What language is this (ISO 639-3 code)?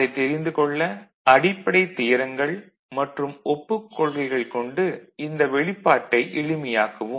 tam